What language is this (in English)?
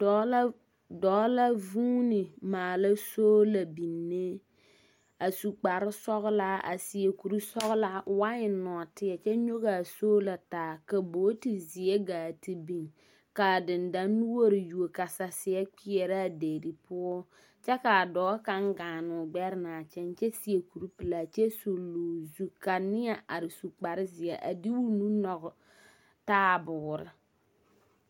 Southern Dagaare